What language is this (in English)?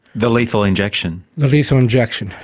English